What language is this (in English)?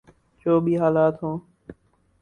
Urdu